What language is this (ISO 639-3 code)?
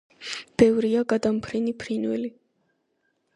kat